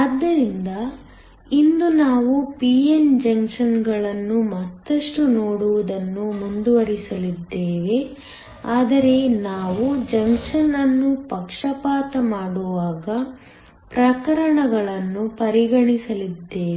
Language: Kannada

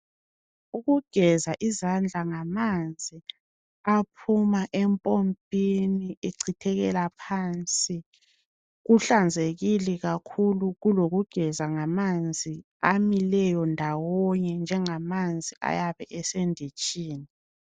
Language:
North Ndebele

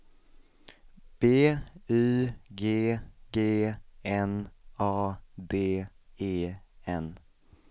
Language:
Swedish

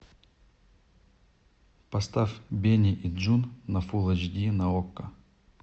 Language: Russian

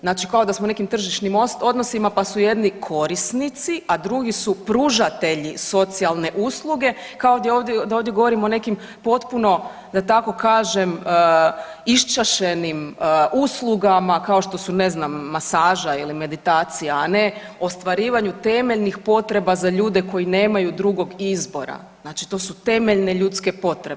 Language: Croatian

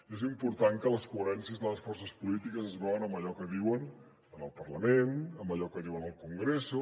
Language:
Catalan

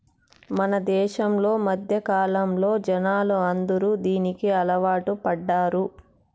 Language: Telugu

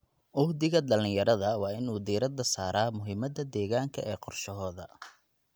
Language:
Somali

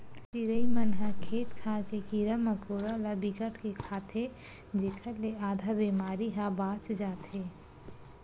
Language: Chhattisgarhi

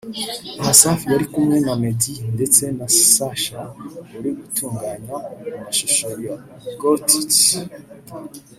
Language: Kinyarwanda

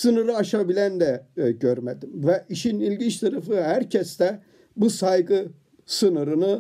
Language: Turkish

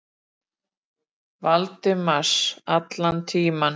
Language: Icelandic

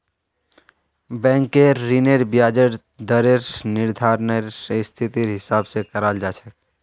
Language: Magahi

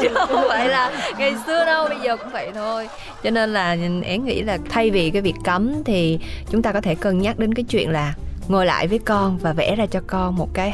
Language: Vietnamese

